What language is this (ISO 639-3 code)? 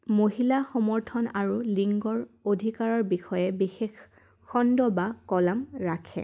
asm